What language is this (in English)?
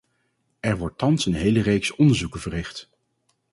Dutch